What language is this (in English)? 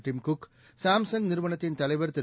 Tamil